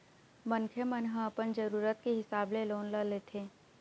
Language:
Chhattisgarhi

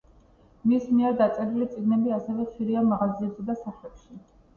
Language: Georgian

